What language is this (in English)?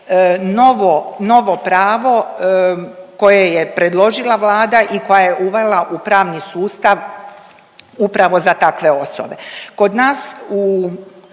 Croatian